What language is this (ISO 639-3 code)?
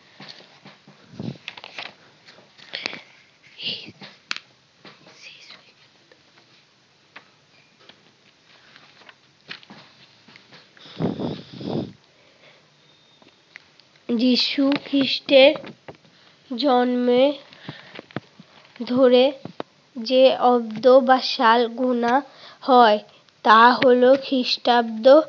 ben